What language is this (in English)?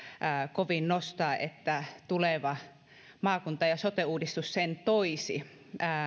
Finnish